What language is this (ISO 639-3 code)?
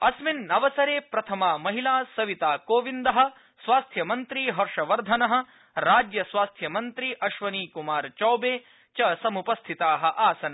san